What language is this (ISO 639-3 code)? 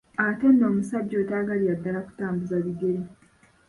lug